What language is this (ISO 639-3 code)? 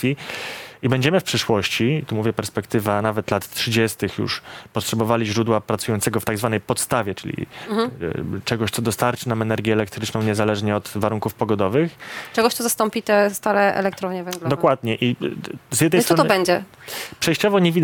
pol